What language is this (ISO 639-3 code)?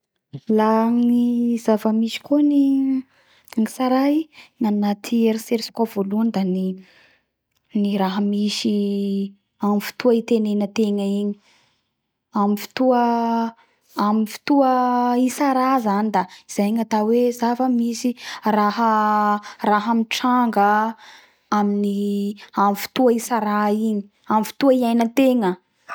bhr